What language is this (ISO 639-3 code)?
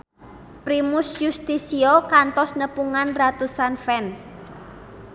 sun